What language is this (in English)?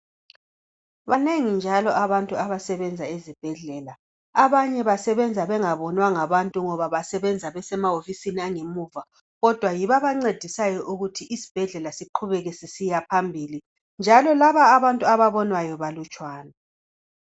North Ndebele